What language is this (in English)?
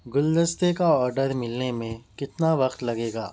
Urdu